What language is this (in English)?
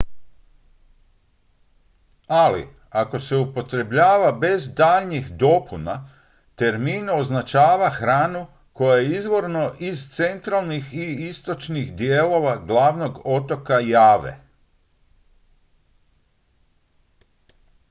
Croatian